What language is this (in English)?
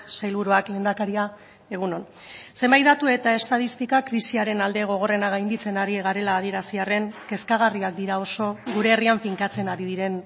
Basque